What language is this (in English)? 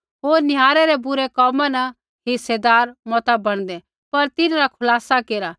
Kullu Pahari